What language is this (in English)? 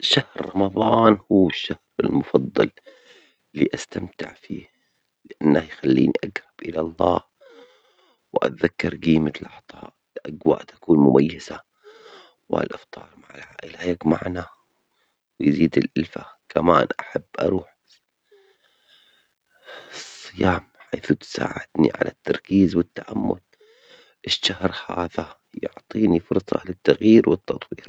Omani Arabic